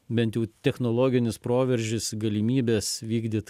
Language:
Lithuanian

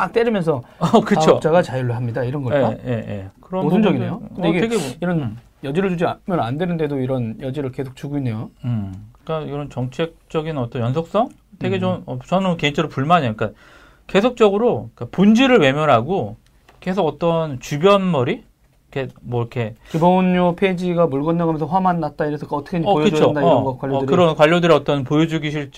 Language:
Korean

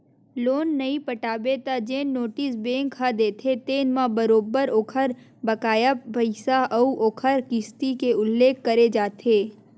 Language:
Chhattisgarhi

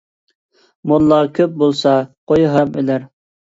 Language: Uyghur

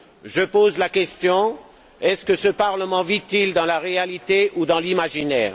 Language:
French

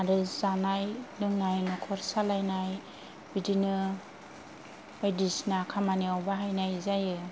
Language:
Bodo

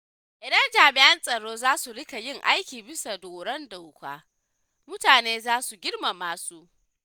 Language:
Hausa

